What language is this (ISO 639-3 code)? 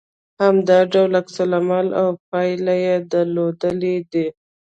pus